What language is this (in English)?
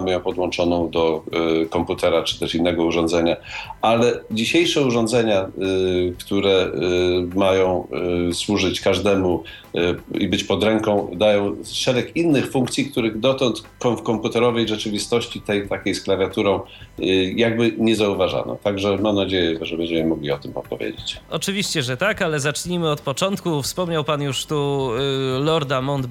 Polish